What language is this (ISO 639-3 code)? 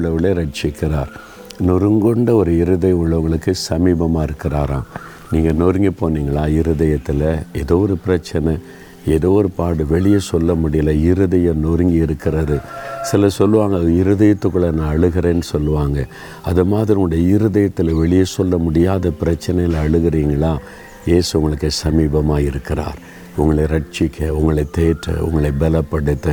tam